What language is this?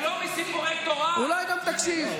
Hebrew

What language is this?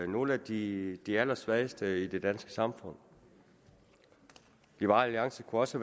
Danish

